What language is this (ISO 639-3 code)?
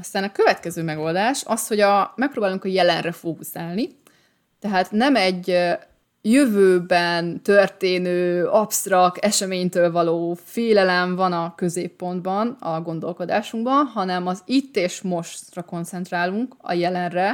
hun